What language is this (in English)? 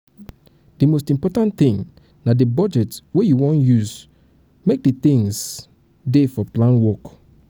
Nigerian Pidgin